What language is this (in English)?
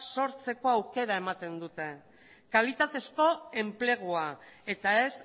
Basque